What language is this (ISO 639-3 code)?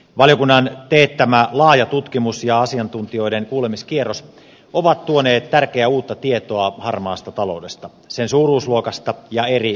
fin